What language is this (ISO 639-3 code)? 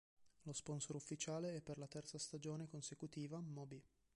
ita